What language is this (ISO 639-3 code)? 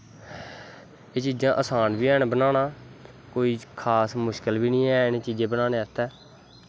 doi